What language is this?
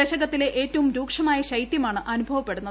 Malayalam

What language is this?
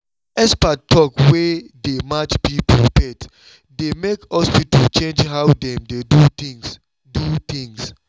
Nigerian Pidgin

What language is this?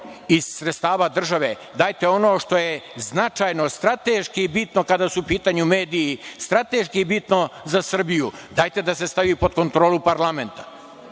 Serbian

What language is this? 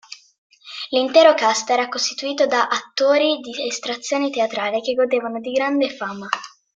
Italian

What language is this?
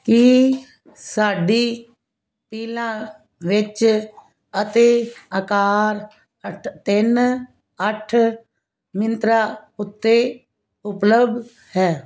Punjabi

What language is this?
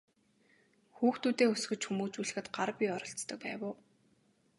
Mongolian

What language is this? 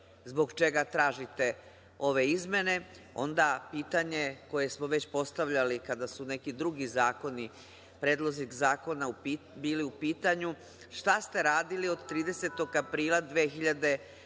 Serbian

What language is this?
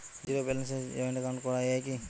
Bangla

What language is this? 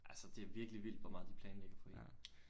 Danish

